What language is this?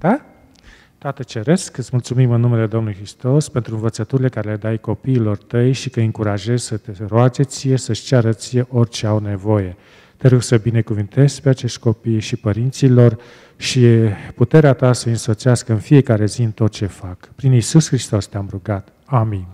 Romanian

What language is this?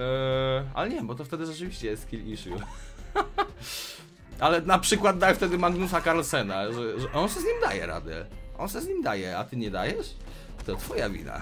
Polish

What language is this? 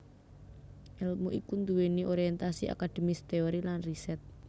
Javanese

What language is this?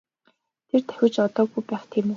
Mongolian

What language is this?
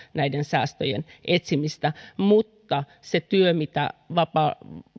Finnish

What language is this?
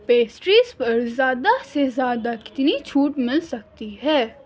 Urdu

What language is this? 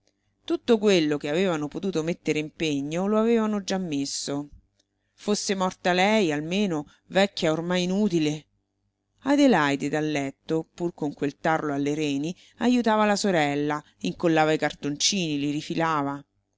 Italian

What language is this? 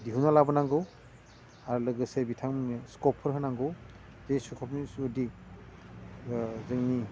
Bodo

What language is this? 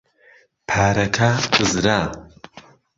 Central Kurdish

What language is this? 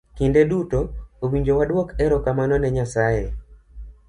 Luo (Kenya and Tanzania)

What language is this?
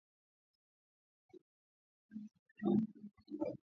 Swahili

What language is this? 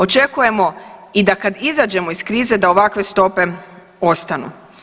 Croatian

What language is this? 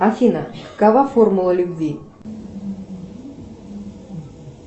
Russian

